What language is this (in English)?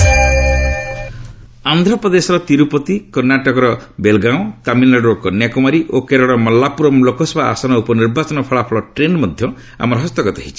Odia